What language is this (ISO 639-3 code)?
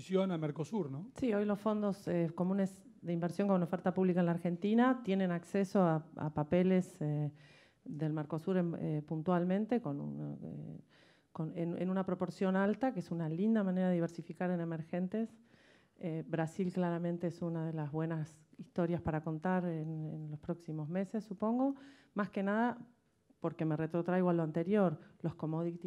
spa